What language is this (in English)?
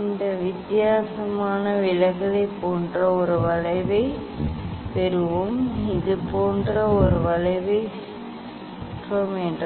Tamil